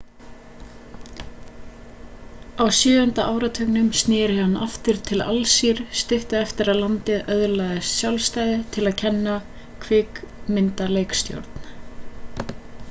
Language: Icelandic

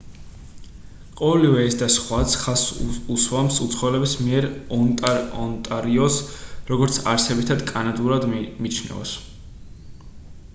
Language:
Georgian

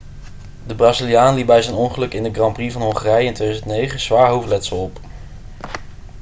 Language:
Dutch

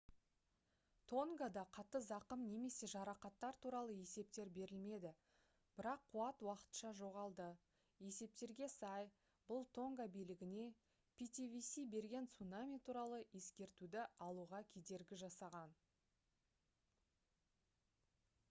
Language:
Kazakh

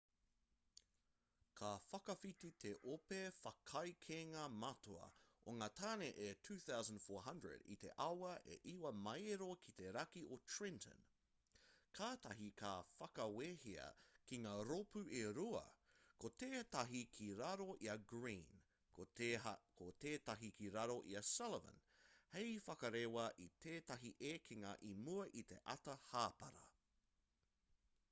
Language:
Māori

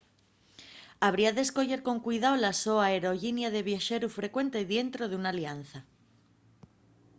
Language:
Asturian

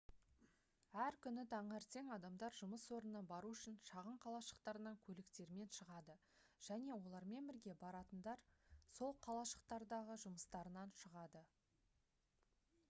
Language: Kazakh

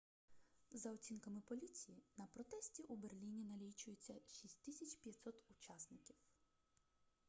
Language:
Ukrainian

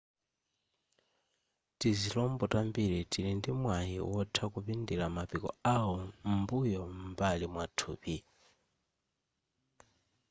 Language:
Nyanja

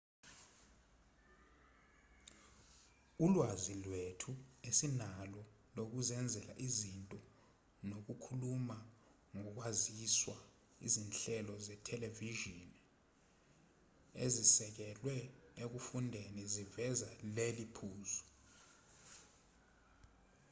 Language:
Zulu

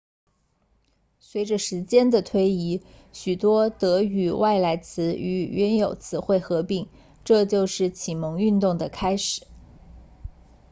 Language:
Chinese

